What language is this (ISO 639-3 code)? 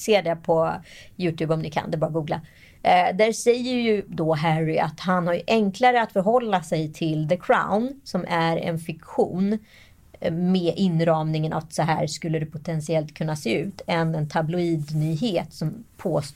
swe